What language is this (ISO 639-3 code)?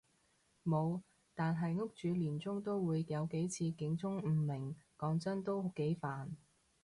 yue